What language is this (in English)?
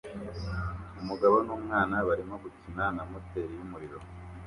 Kinyarwanda